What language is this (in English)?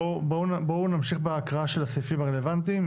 Hebrew